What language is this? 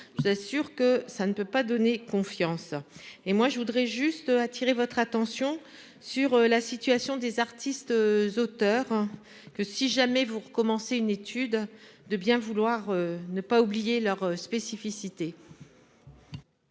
French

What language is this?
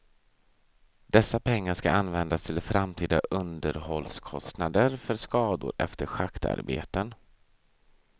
Swedish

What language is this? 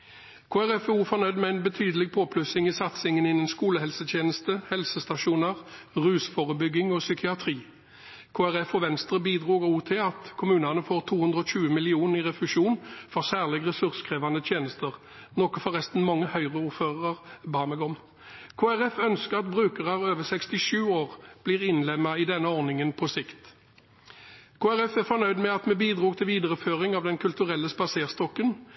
Norwegian Bokmål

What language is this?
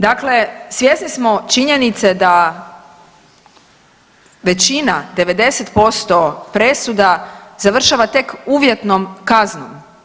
Croatian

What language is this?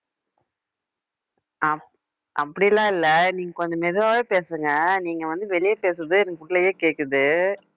Tamil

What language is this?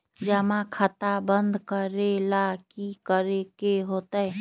Magahi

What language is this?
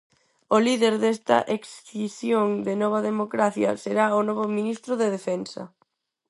Galician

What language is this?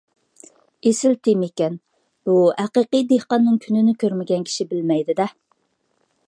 Uyghur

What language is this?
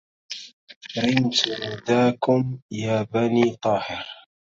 Arabic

